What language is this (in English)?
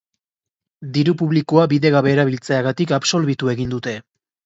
Basque